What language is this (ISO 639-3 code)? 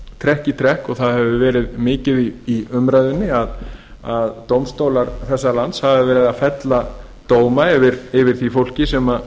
isl